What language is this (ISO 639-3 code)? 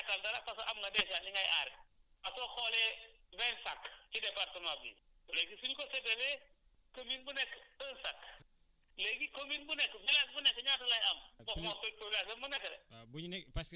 wol